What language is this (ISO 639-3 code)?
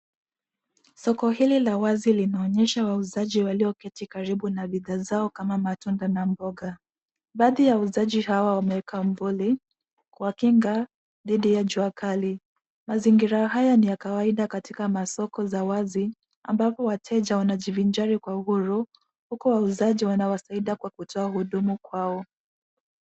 swa